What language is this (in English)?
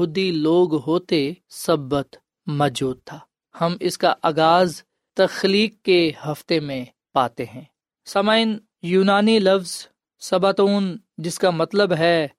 Urdu